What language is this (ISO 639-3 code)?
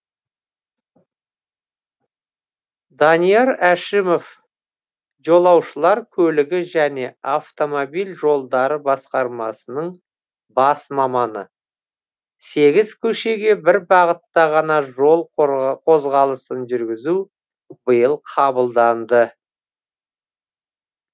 kaz